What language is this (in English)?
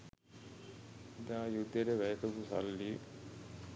Sinhala